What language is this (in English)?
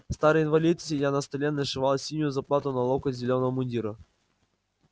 Russian